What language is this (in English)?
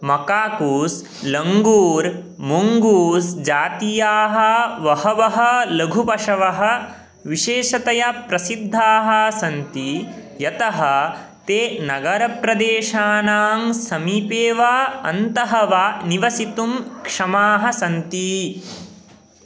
Sanskrit